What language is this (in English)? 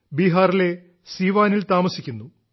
Malayalam